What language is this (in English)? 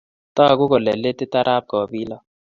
Kalenjin